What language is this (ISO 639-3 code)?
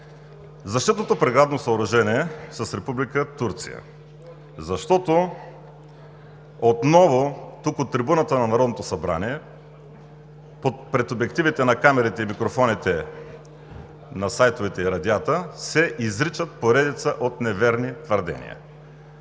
bul